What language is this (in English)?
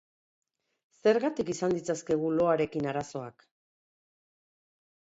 Basque